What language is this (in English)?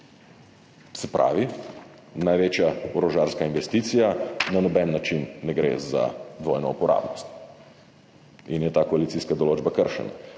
Slovenian